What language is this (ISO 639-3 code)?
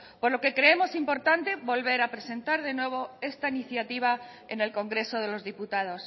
spa